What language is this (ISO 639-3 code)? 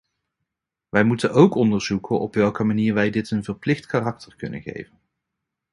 nld